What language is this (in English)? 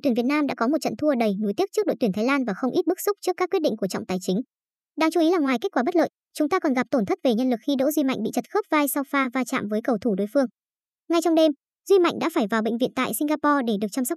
Vietnamese